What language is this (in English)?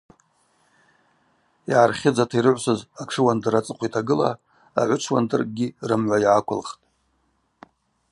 Abaza